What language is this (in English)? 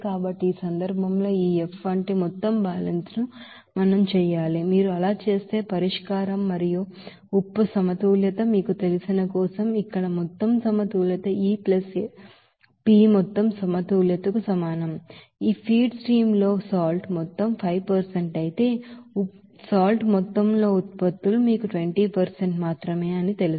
Telugu